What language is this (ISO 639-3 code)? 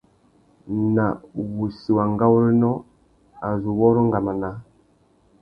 bag